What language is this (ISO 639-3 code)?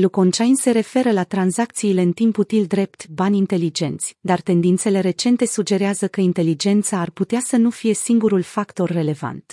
ron